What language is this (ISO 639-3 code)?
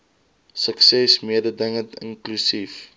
afr